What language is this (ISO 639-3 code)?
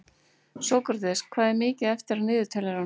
isl